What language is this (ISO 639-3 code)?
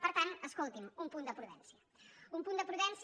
cat